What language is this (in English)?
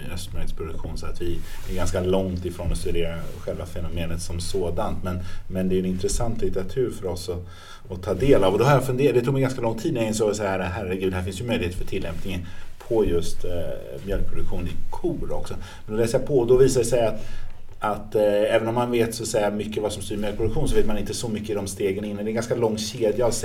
Swedish